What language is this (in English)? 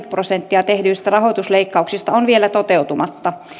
Finnish